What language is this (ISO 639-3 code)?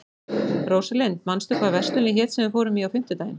isl